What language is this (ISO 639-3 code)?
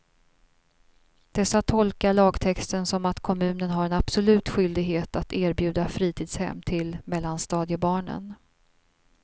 swe